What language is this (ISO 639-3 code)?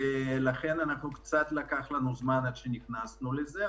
heb